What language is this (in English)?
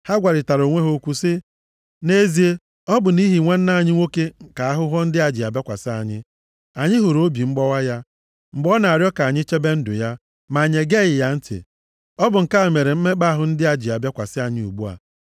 Igbo